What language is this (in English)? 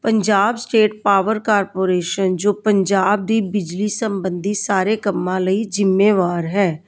Punjabi